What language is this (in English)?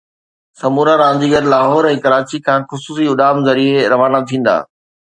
Sindhi